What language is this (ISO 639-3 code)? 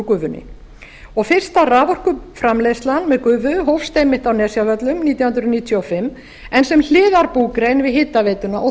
isl